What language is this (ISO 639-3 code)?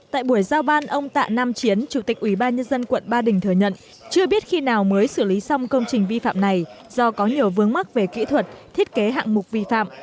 vie